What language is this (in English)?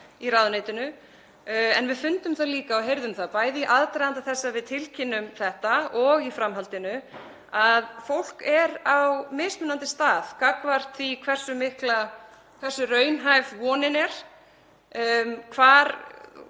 Icelandic